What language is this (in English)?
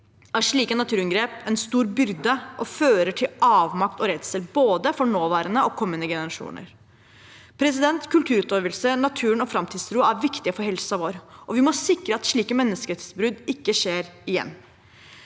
Norwegian